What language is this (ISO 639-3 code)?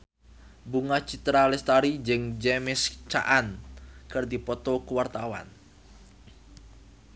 sun